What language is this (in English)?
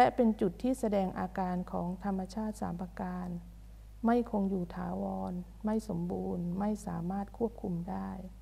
Thai